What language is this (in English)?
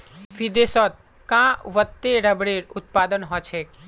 Magahi